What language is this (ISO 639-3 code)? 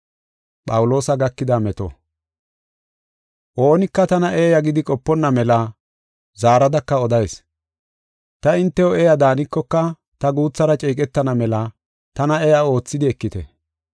gof